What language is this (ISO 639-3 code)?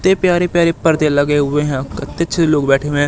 hin